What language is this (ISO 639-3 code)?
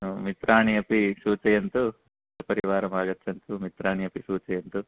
san